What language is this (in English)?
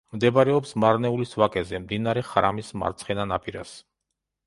Georgian